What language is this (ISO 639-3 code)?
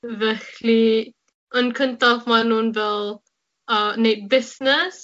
cym